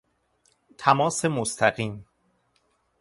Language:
Persian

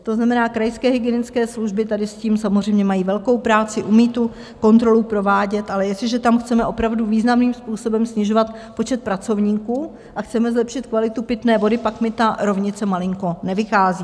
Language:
Czech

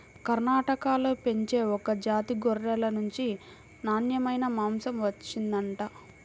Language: Telugu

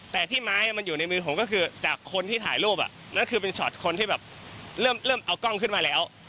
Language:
Thai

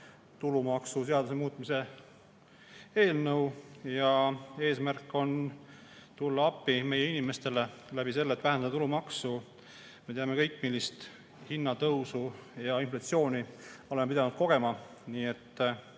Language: Estonian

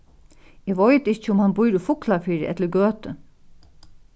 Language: Faroese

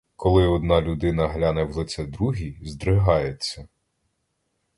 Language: Ukrainian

